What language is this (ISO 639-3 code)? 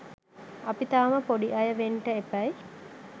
sin